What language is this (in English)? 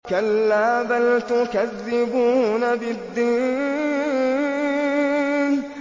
Arabic